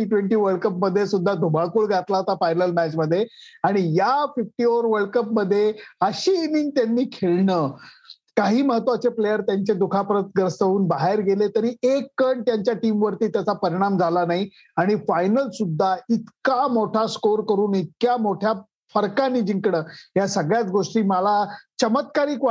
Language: Marathi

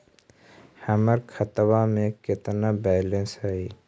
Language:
Magahi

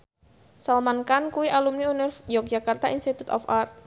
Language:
Javanese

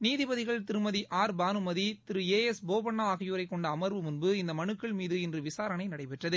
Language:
Tamil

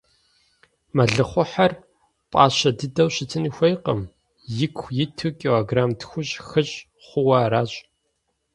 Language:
Kabardian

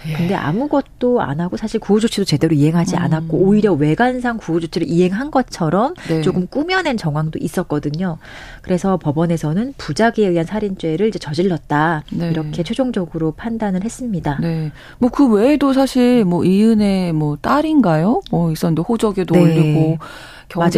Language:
Korean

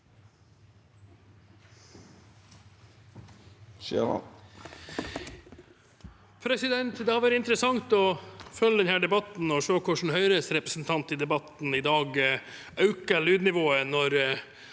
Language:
Norwegian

